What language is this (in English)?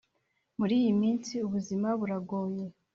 Kinyarwanda